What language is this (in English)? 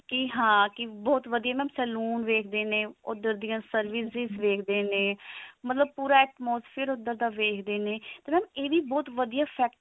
Punjabi